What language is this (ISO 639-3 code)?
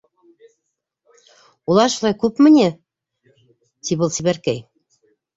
bak